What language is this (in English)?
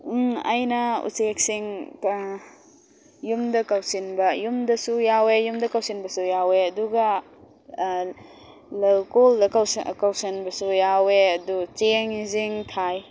Manipuri